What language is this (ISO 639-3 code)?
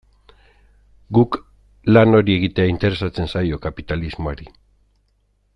eus